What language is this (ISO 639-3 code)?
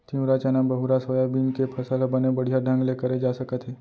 hne